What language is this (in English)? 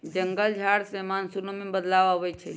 Magahi